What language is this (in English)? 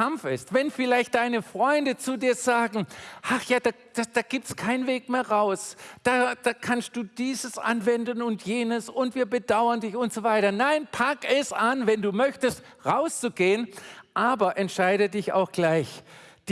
German